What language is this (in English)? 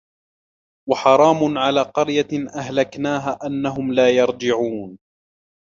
Arabic